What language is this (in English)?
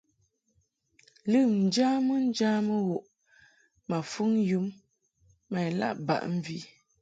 Mungaka